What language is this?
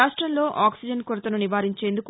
Telugu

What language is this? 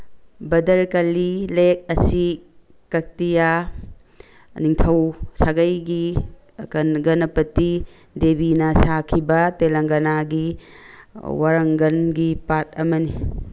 Manipuri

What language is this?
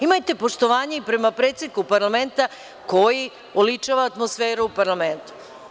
Serbian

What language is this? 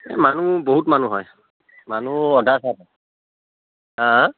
Assamese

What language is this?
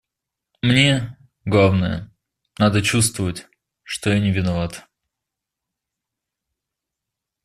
Russian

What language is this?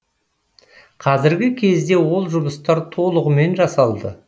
Kazakh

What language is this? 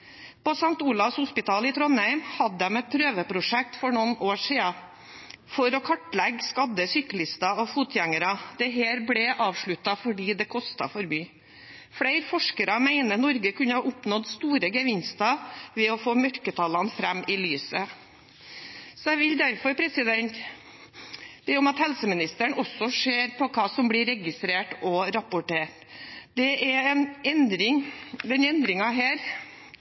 Norwegian Bokmål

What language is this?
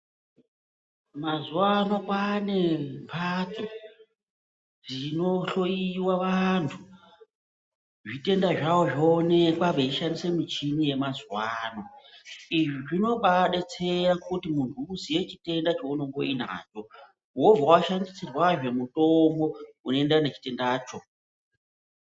Ndau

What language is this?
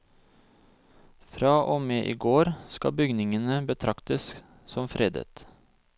Norwegian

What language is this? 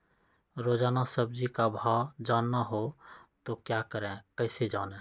Magahi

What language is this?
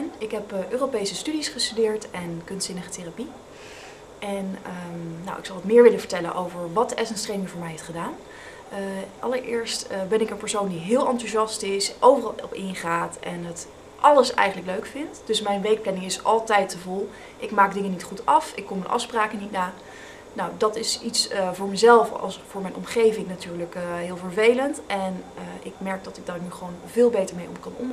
Dutch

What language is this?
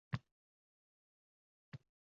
Uzbek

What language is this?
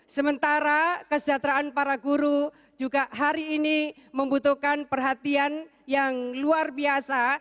Indonesian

